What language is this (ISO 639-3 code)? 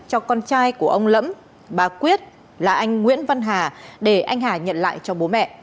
vie